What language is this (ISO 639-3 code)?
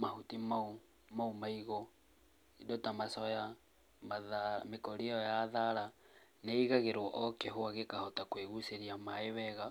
kik